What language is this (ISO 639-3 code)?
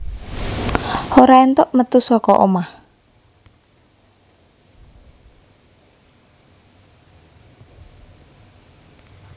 jav